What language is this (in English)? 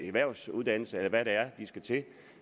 Danish